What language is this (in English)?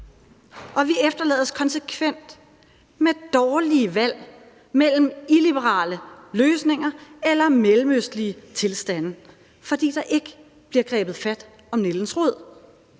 Danish